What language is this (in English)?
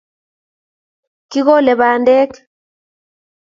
Kalenjin